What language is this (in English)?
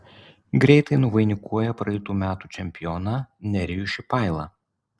Lithuanian